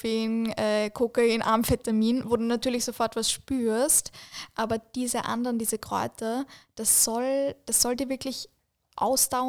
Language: German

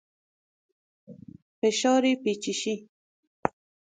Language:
Persian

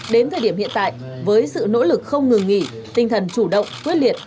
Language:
Vietnamese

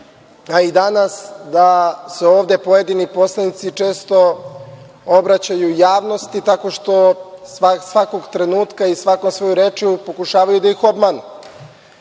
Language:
Serbian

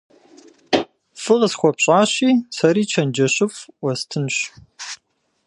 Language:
Kabardian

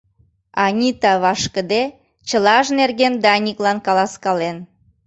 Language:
Mari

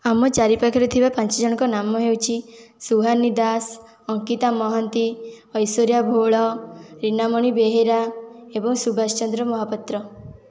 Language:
Odia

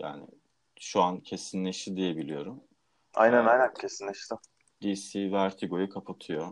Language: Turkish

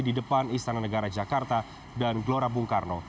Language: Indonesian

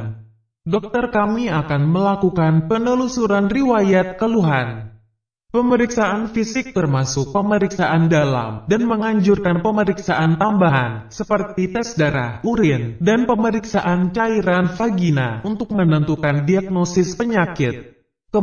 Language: Indonesian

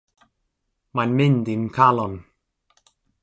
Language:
Welsh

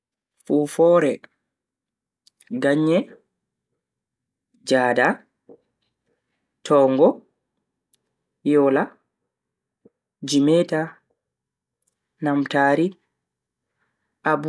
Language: Bagirmi Fulfulde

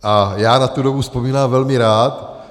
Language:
Czech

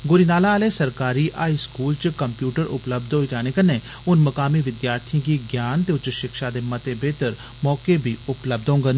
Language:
Dogri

